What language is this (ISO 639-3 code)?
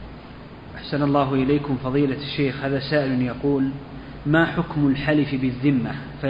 ara